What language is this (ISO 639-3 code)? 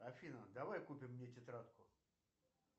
rus